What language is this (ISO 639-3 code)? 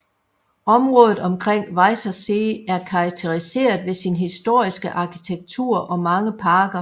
dan